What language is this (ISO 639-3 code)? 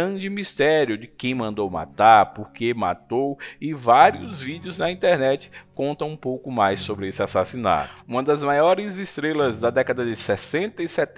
por